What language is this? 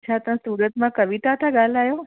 Sindhi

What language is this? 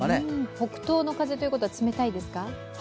Japanese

